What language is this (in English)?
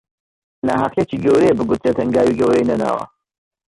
Central Kurdish